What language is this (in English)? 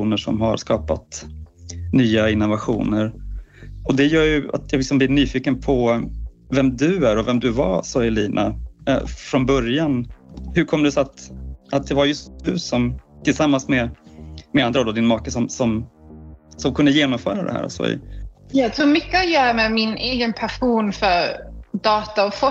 Swedish